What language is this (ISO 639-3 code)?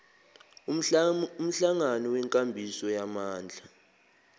zul